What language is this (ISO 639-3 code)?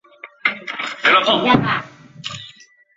zho